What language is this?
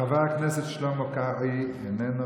Hebrew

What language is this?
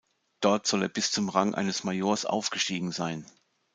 German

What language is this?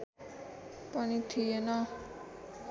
Nepali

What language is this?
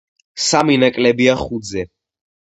Georgian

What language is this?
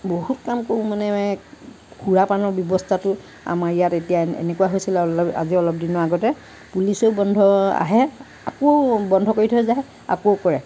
Assamese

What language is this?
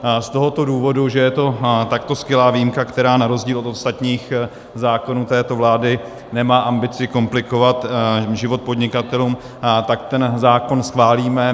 Czech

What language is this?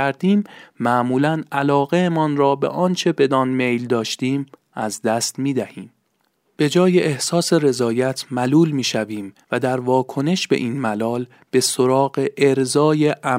Persian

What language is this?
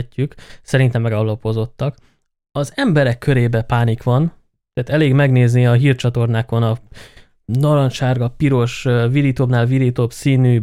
Hungarian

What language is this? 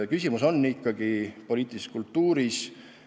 Estonian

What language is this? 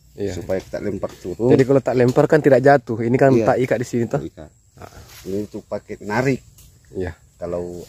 Indonesian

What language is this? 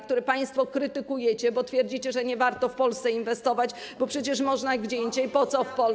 Polish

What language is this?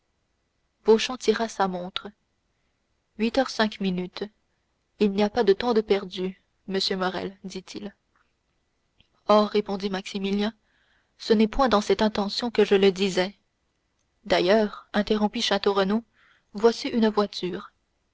French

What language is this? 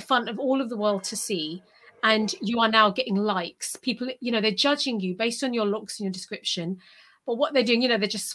English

